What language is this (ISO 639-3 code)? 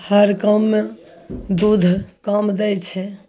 mai